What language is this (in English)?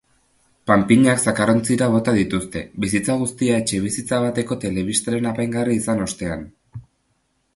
Basque